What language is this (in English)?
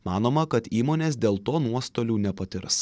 Lithuanian